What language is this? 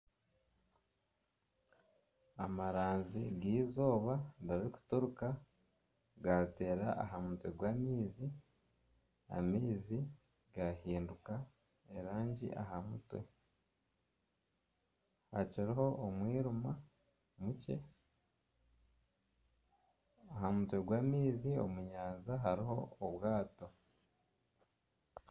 Nyankole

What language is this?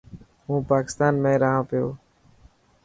Dhatki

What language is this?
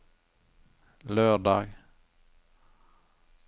Norwegian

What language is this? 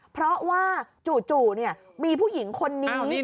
Thai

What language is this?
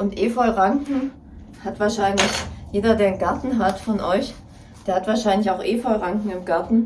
German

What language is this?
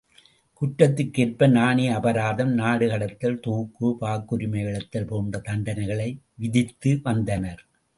Tamil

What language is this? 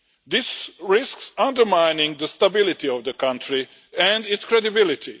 English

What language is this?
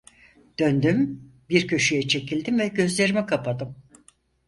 Turkish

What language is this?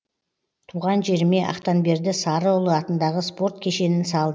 Kazakh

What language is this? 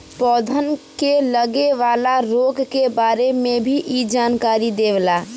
Bhojpuri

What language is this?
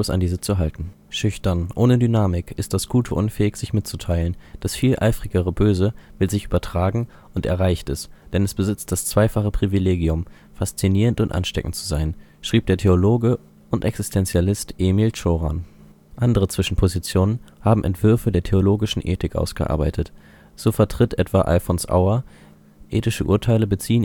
German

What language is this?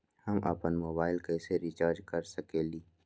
Magahi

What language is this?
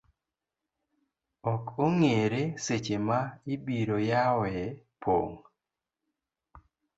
Luo (Kenya and Tanzania)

